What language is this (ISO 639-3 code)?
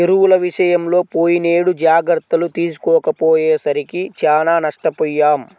tel